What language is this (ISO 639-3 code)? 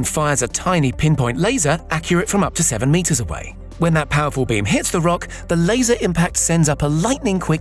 eng